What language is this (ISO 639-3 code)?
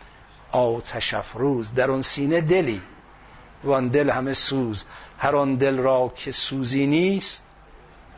fas